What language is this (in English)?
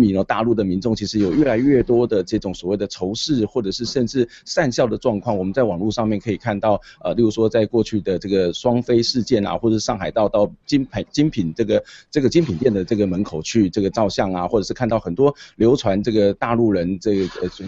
Chinese